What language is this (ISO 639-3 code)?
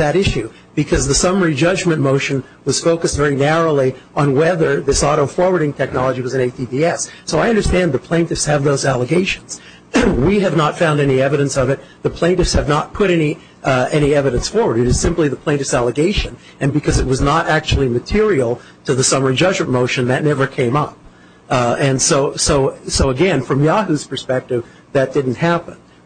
eng